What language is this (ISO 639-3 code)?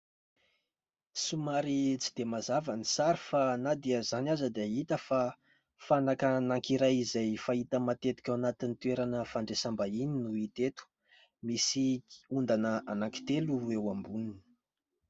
mlg